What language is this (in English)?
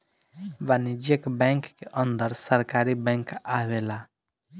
Bhojpuri